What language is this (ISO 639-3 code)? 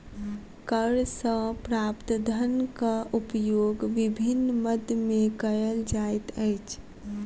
mai